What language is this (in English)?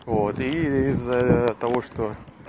Russian